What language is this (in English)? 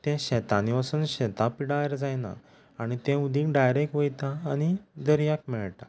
Konkani